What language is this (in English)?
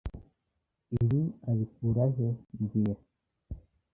Kinyarwanda